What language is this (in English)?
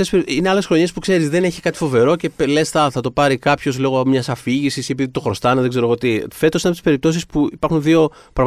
Greek